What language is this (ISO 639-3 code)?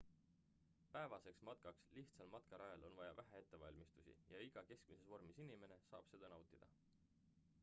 est